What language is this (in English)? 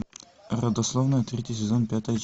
Russian